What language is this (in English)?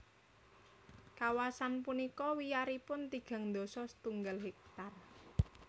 Javanese